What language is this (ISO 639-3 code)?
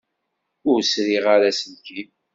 kab